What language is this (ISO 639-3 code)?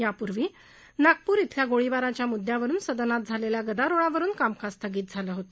mar